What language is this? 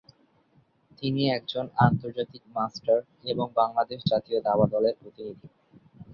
Bangla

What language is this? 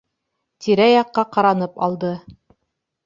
Bashkir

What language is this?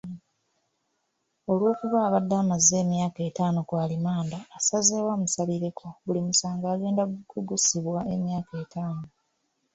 Ganda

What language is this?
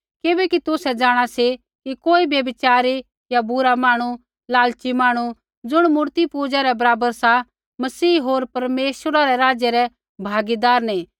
Kullu Pahari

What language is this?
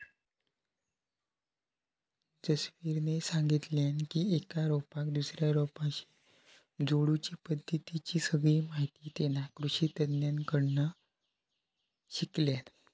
Marathi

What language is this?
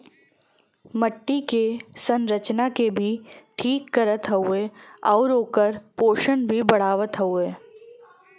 Bhojpuri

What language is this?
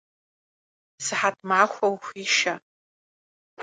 Kabardian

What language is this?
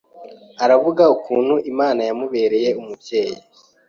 Kinyarwanda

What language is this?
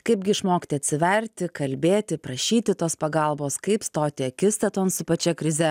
Lithuanian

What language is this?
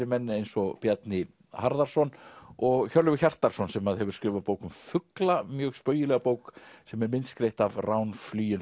Icelandic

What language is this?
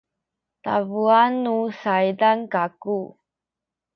Sakizaya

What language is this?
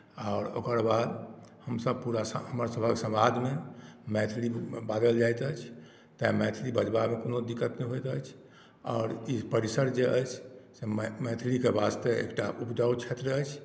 Maithili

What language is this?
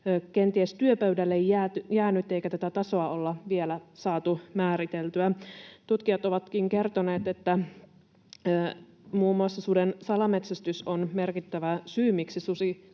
Finnish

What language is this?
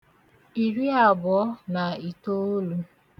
Igbo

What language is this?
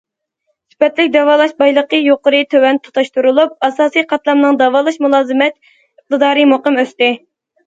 Uyghur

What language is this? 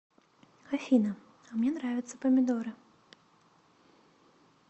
Russian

